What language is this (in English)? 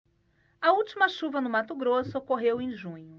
Portuguese